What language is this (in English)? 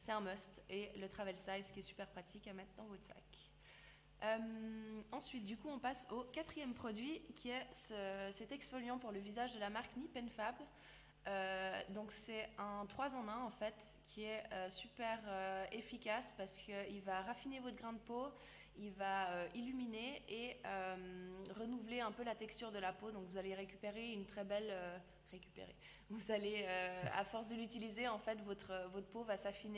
French